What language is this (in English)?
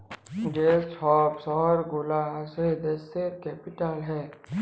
Bangla